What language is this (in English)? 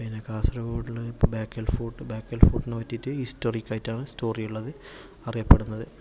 Malayalam